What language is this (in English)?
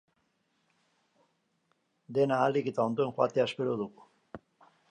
Basque